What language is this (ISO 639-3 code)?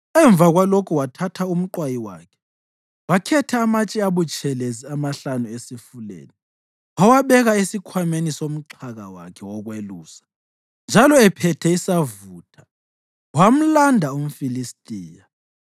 nde